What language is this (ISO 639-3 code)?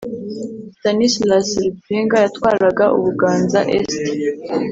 kin